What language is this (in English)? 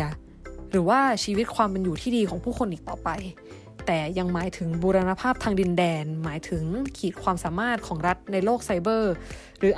Thai